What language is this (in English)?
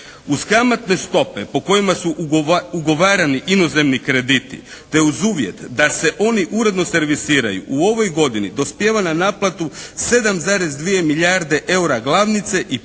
Croatian